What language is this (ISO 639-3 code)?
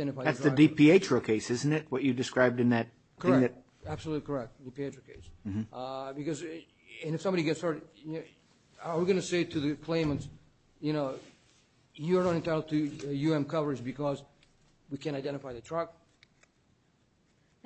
eng